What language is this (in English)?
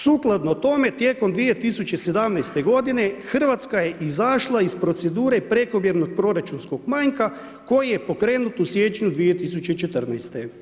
Croatian